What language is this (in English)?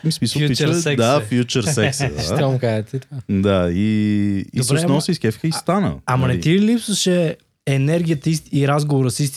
Bulgarian